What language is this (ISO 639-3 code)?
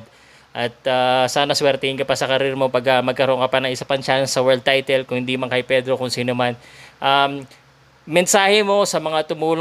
fil